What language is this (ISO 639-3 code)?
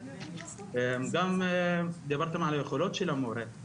heb